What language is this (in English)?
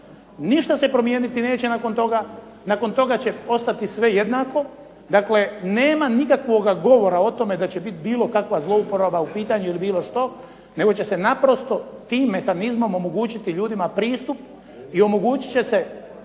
Croatian